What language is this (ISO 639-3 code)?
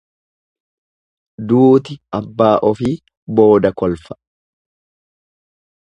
orm